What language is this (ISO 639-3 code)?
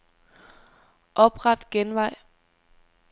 dan